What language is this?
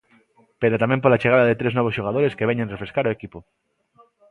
Galician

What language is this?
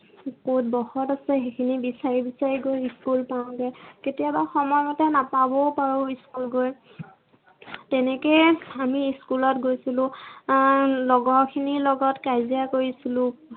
Assamese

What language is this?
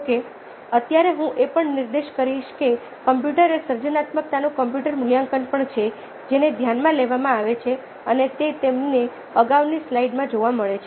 Gujarati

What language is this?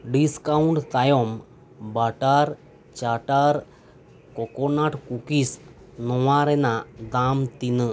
Santali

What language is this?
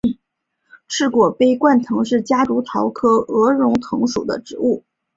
Chinese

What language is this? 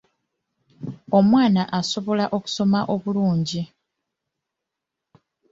Ganda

